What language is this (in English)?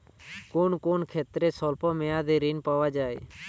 Bangla